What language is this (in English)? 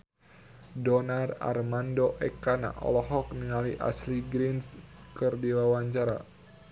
Sundanese